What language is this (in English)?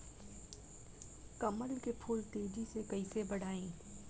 Bhojpuri